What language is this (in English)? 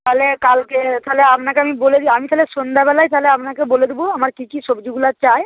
Bangla